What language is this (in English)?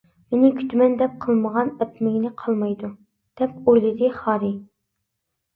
Uyghur